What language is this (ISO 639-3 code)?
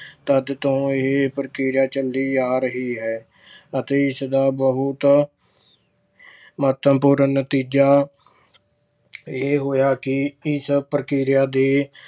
pan